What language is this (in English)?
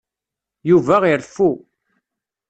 Kabyle